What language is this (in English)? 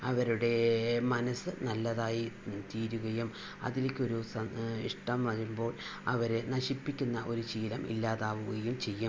Malayalam